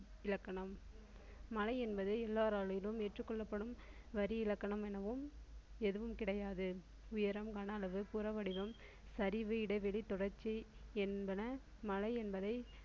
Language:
Tamil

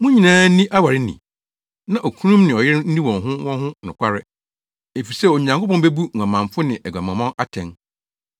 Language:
Akan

